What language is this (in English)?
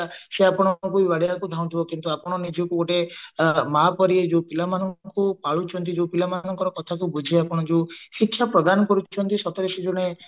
Odia